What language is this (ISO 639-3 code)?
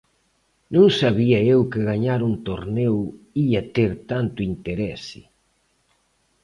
glg